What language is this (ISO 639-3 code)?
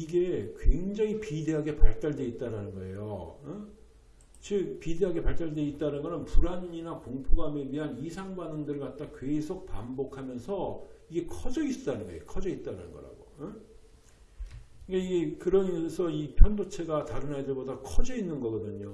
kor